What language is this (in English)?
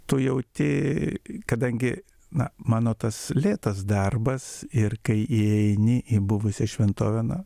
Lithuanian